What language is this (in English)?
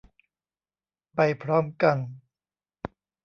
Thai